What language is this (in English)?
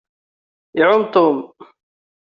Kabyle